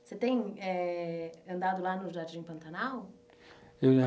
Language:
Portuguese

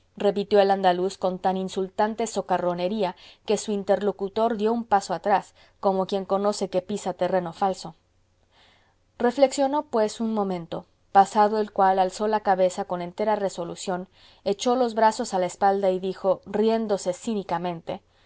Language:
Spanish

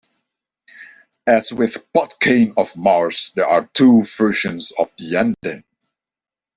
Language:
English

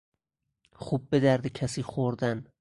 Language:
Persian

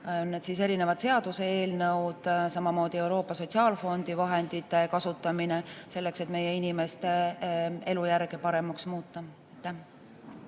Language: Estonian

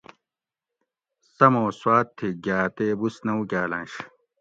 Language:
Gawri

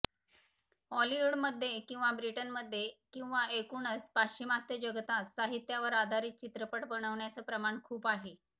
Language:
Marathi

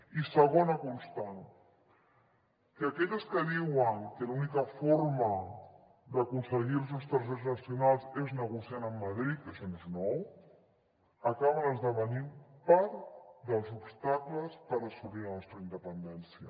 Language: Catalan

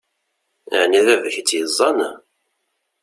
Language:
Kabyle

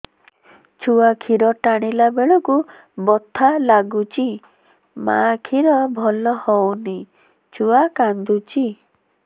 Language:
Odia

